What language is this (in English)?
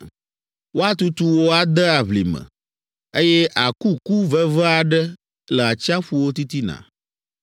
Ewe